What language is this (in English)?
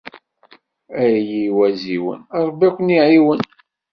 Kabyle